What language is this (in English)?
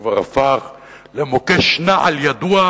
Hebrew